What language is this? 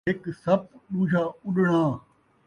Saraiki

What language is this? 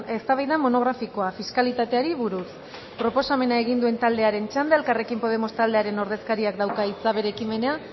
Basque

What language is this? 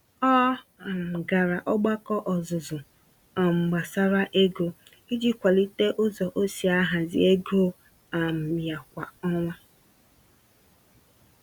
Igbo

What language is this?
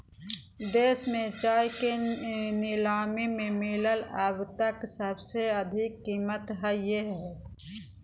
Magahi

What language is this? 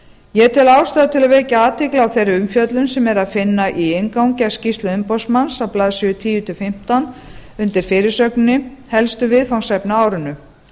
Icelandic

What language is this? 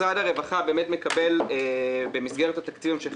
Hebrew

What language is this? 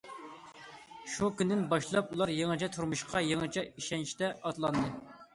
Uyghur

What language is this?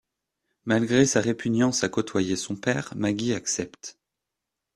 French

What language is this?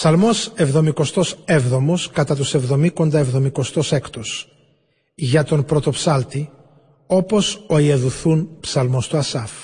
Greek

